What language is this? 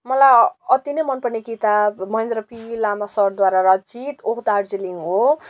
Nepali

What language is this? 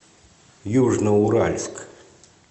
Russian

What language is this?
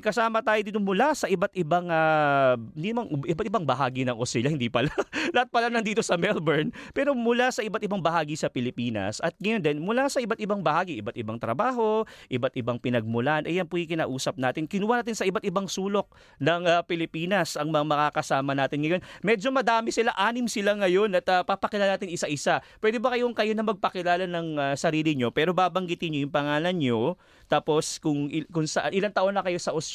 Filipino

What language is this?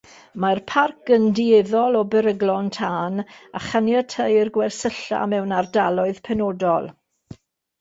Welsh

